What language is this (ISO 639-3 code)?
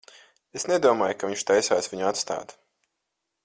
lav